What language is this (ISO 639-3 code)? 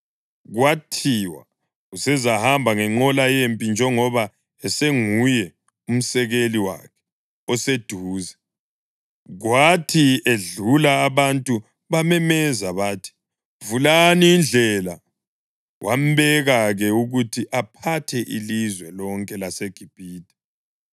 nde